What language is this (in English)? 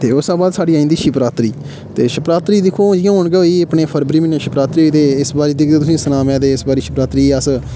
Dogri